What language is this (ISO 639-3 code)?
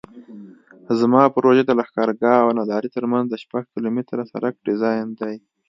pus